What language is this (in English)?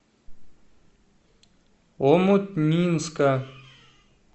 Russian